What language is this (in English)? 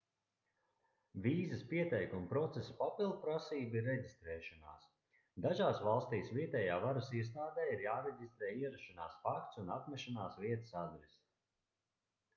Latvian